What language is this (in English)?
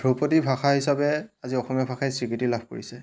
Assamese